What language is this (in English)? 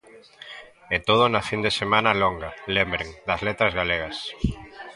Galician